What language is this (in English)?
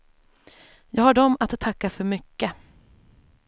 Swedish